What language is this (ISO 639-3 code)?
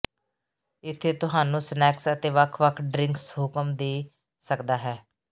pan